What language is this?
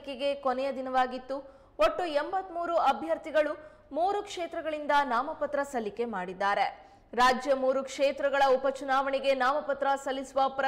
Arabic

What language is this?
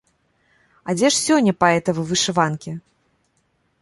Belarusian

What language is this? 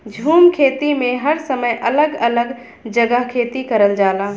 Bhojpuri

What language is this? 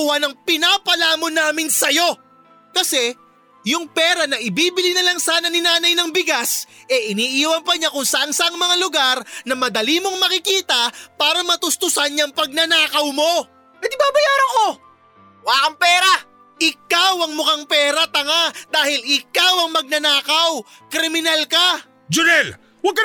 Filipino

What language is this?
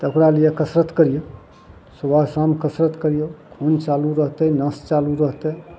Maithili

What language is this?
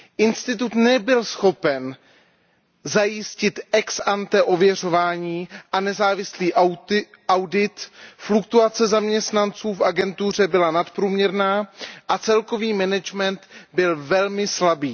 Czech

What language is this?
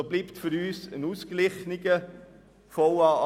Swiss German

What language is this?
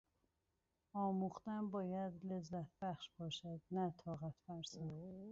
Persian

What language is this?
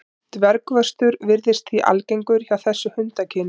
Icelandic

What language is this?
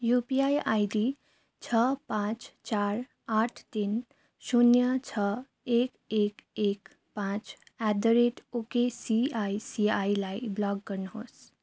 Nepali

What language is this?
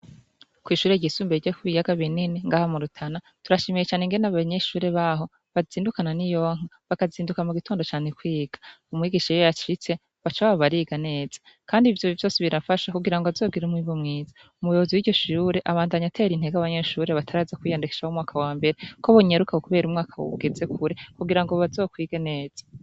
Rundi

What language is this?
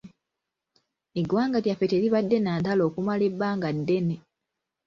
Ganda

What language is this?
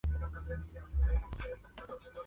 Spanish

